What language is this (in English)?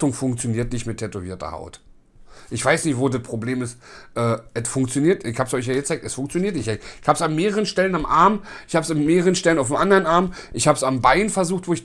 German